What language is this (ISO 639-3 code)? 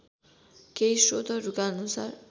nep